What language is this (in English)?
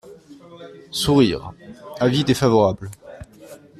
French